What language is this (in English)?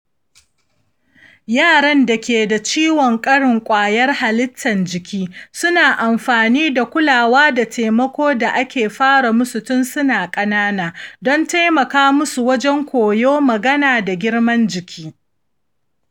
Hausa